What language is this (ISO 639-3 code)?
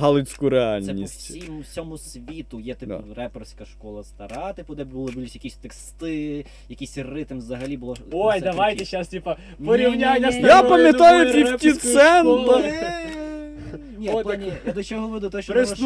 ukr